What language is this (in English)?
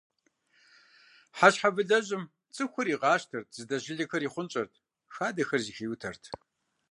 Kabardian